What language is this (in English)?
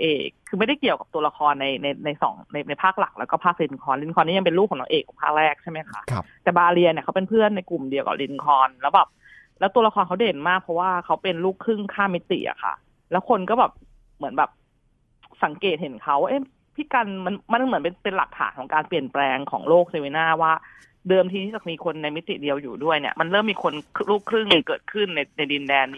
Thai